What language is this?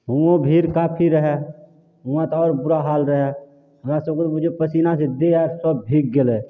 Maithili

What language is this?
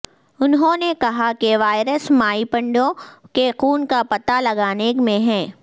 Urdu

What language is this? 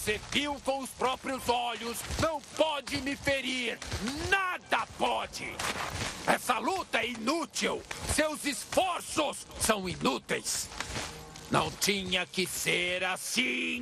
Portuguese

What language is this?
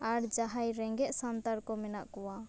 Santali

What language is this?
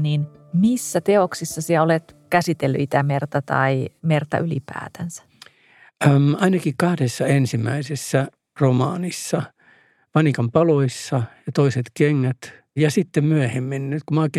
Finnish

